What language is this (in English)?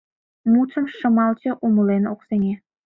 Mari